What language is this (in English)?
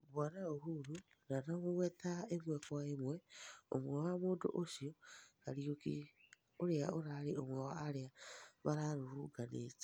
Kikuyu